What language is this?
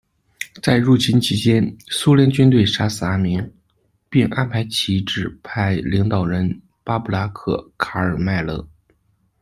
Chinese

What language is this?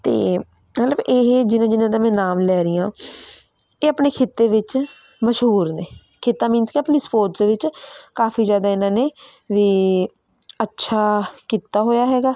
Punjabi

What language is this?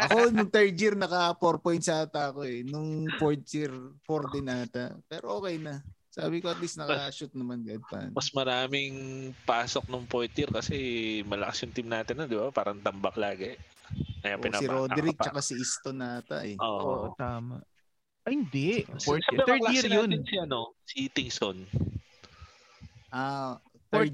Filipino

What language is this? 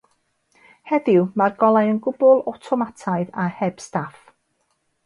Welsh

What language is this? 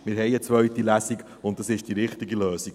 Swiss German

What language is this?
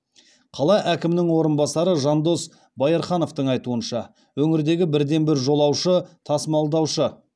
Kazakh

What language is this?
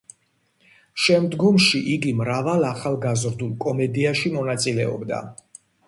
Georgian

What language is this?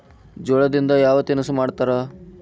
Kannada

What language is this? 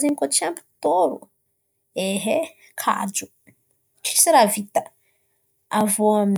Antankarana Malagasy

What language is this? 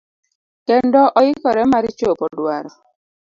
Luo (Kenya and Tanzania)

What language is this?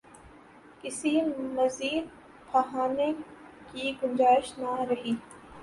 Urdu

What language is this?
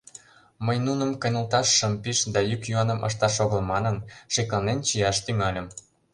Mari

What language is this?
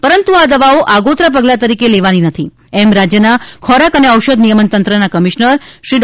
Gujarati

